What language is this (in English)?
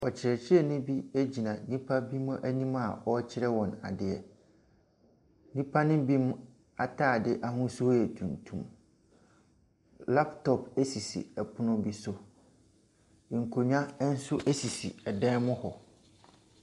Akan